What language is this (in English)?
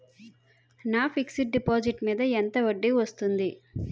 Telugu